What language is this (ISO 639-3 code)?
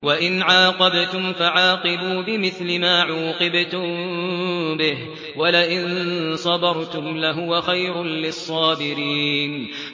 ara